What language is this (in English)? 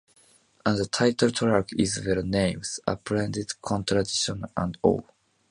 English